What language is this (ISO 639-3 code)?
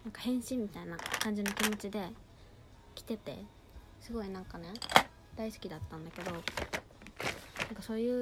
jpn